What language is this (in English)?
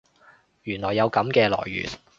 Cantonese